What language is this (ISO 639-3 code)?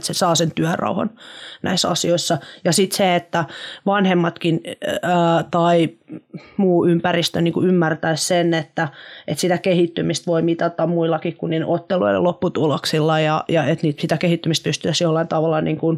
fin